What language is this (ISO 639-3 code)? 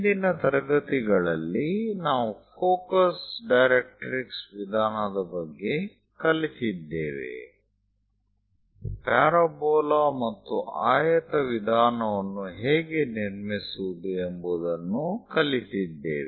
kan